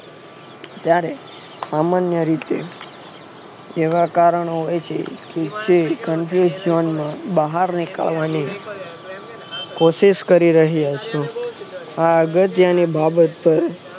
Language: Gujarati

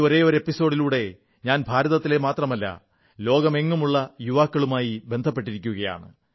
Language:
Malayalam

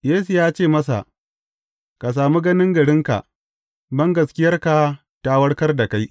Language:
Hausa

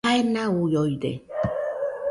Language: Nüpode Huitoto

